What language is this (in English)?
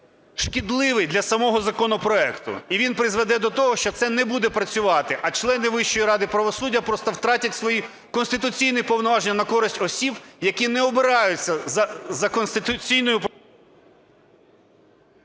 Ukrainian